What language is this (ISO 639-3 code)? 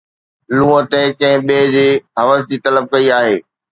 snd